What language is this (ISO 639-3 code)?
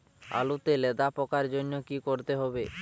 ben